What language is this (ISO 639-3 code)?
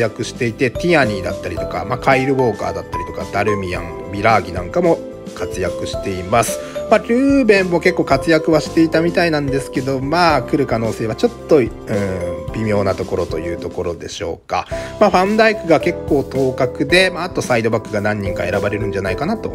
jpn